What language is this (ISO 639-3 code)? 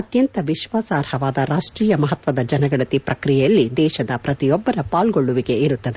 kan